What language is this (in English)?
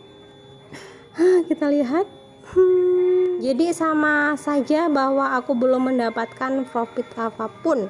Indonesian